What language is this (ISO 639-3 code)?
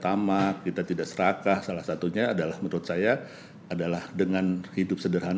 ind